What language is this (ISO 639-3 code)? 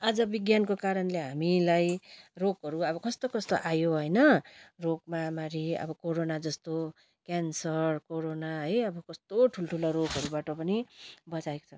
nep